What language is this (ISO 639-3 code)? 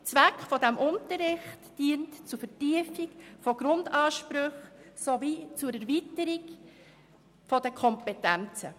gsw